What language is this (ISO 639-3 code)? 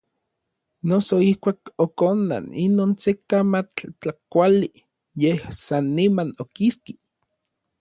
nlv